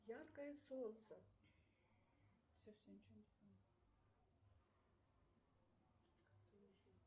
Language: Russian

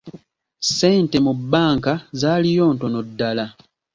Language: Ganda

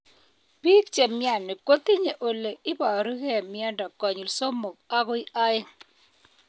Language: Kalenjin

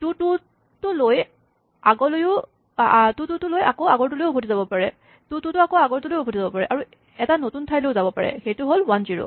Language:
Assamese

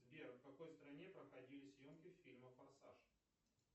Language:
Russian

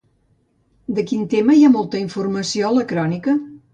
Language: Catalan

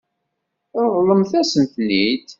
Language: Kabyle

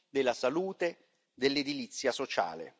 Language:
Italian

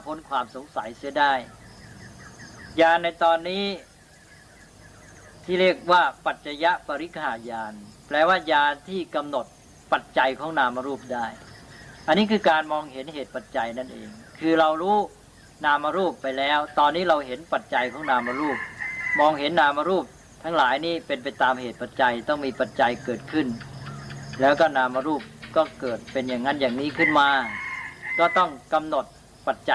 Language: Thai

